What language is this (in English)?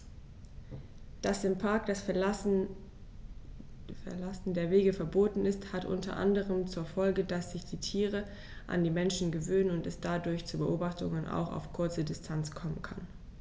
German